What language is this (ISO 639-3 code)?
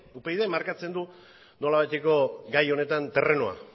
eus